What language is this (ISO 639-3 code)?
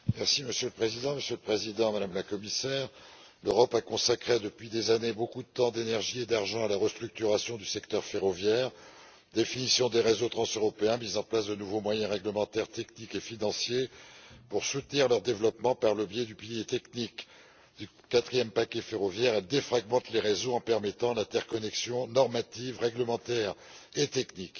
fra